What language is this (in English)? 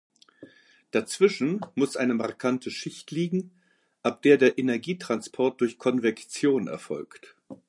German